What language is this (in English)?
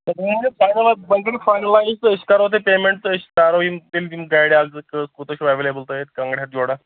Kashmiri